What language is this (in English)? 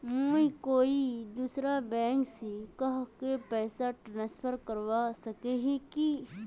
Magahi